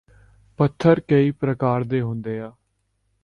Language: Punjabi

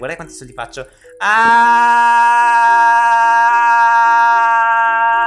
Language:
Italian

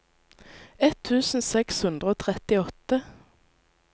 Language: Norwegian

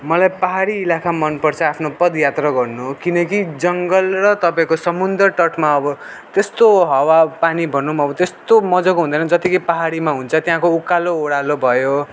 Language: Nepali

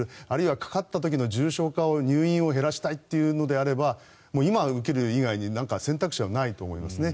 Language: Japanese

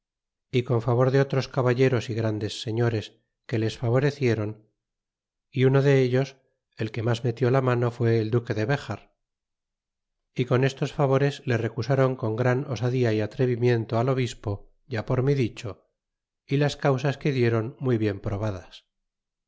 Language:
Spanish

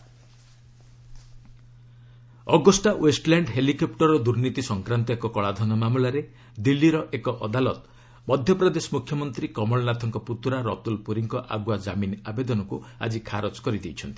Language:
Odia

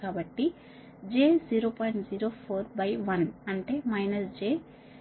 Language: Telugu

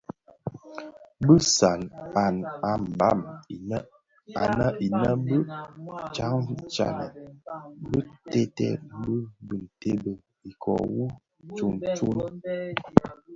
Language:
Bafia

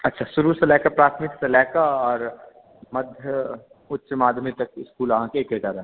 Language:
Maithili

